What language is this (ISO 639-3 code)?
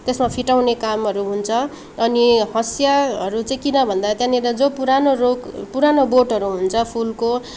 nep